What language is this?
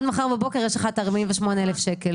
Hebrew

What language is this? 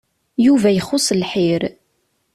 Kabyle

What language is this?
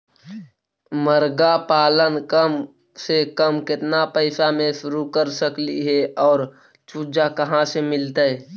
Magahi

